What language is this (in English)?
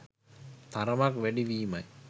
Sinhala